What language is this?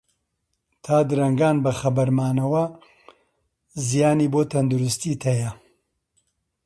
Central Kurdish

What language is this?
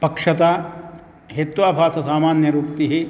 Sanskrit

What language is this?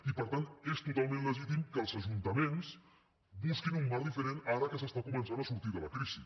Catalan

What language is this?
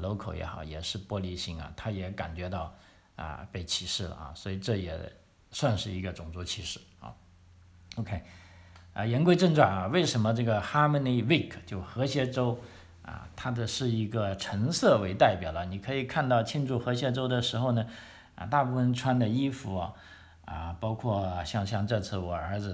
Chinese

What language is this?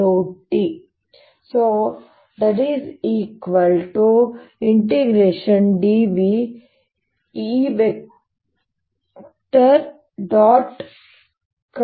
Kannada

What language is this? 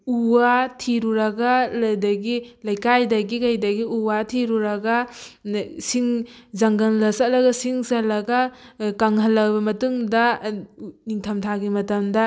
Manipuri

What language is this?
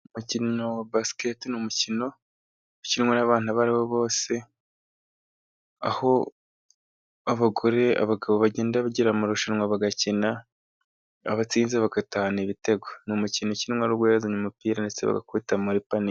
Kinyarwanda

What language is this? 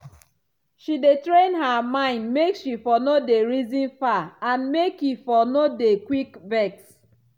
Nigerian Pidgin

